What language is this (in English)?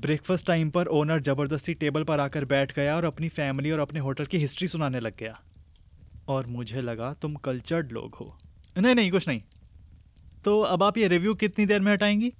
Hindi